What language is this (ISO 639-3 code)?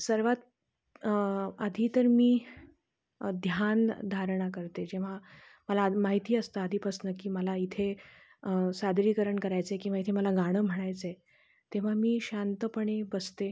mar